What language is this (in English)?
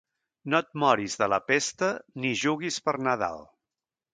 Catalan